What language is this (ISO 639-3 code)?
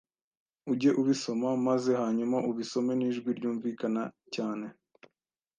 kin